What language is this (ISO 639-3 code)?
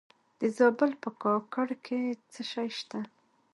pus